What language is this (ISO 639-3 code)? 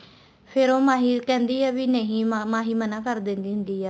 pan